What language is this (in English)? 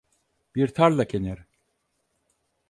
Turkish